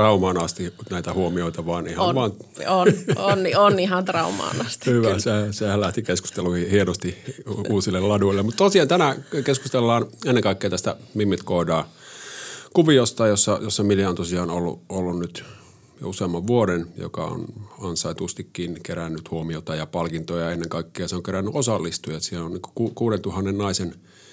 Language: Finnish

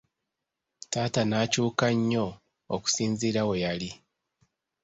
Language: Ganda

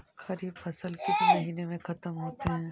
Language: Magahi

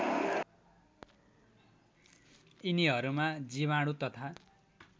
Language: Nepali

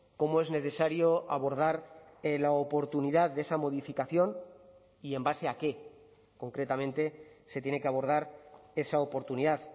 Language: Spanish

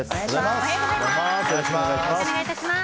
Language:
Japanese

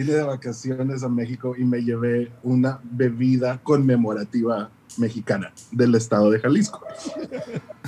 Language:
Spanish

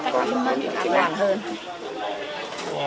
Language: Vietnamese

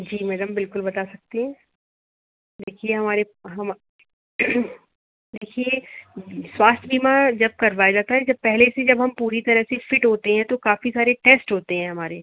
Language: Hindi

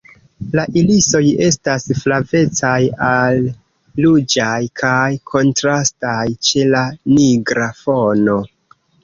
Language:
Esperanto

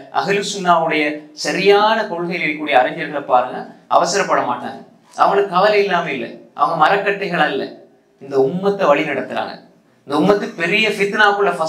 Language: Arabic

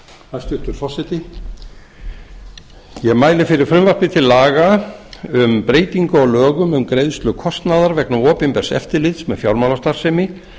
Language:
Icelandic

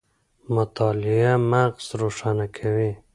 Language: Pashto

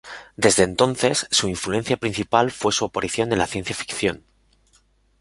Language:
Spanish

